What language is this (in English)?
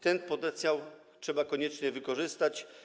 Polish